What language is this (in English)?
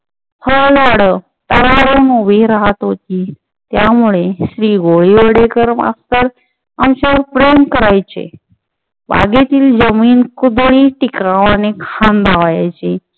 Marathi